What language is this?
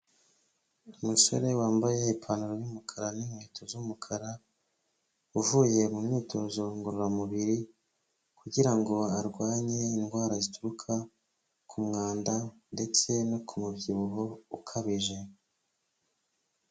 Kinyarwanda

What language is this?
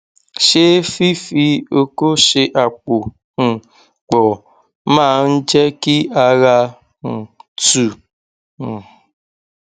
Yoruba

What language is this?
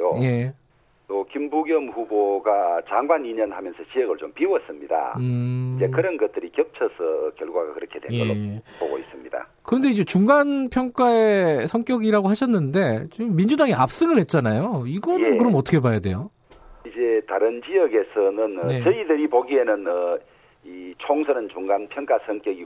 Korean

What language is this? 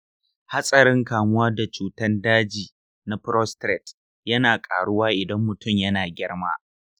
Hausa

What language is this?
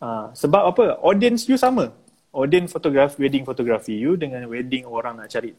Malay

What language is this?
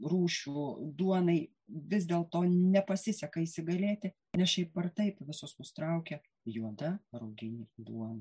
Lithuanian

